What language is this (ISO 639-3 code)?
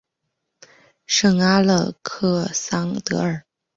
zho